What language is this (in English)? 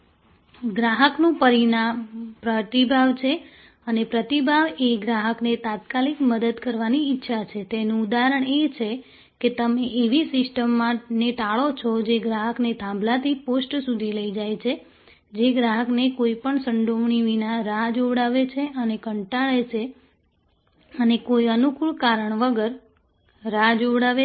Gujarati